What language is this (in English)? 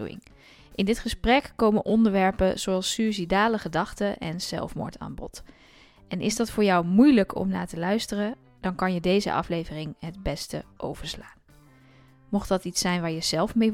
Dutch